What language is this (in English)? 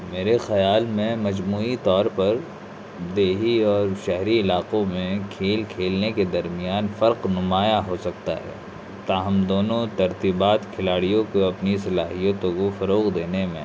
Urdu